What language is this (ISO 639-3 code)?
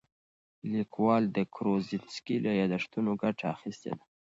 pus